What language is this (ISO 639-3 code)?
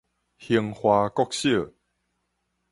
nan